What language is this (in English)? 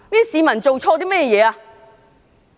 Cantonese